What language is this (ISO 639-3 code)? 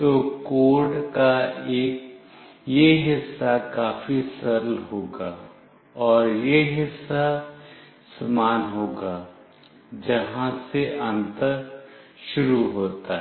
hin